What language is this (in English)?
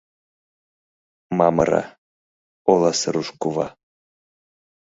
Mari